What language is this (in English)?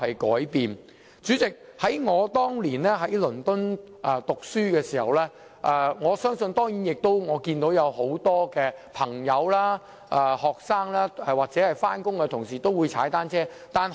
Cantonese